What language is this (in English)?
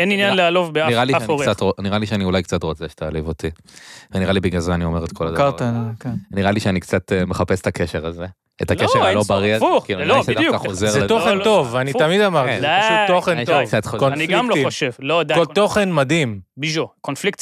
Hebrew